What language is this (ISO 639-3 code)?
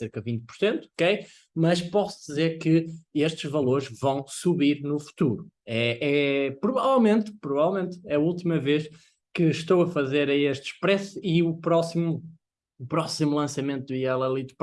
por